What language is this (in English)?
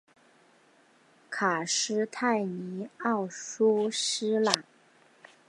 Chinese